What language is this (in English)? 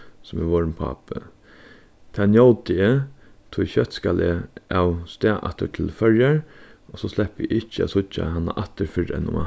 Faroese